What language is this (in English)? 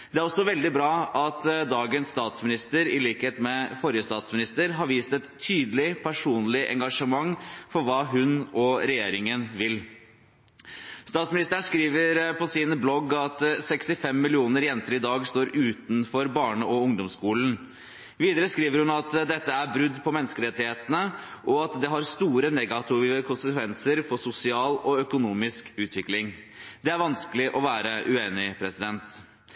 Norwegian Bokmål